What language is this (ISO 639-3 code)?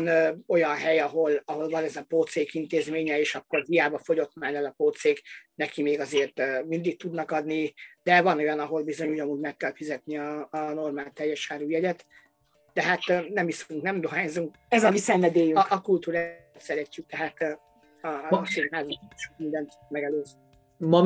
hun